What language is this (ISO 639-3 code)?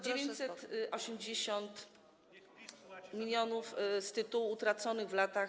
pol